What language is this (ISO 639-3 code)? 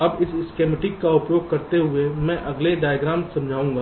hin